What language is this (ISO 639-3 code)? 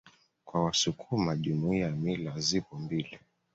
swa